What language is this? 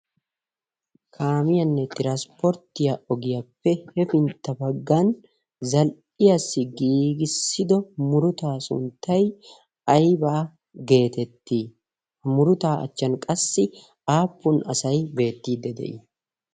Wolaytta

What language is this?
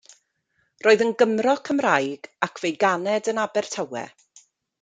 Welsh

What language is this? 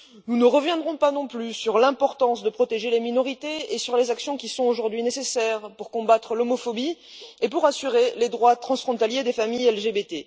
French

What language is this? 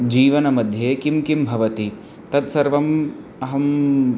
Sanskrit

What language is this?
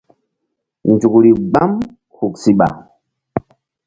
Mbum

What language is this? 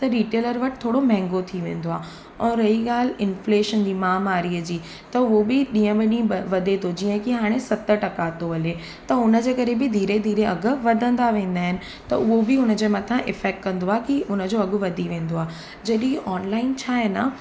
Sindhi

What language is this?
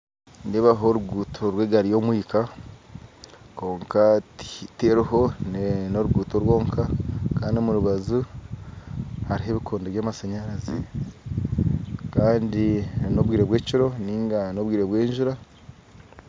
Nyankole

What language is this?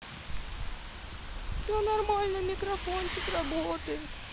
Russian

